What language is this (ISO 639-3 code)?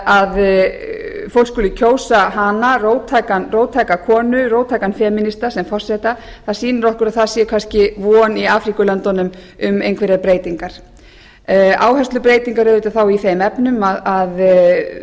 isl